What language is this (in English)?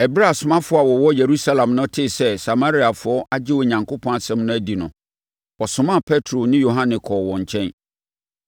Akan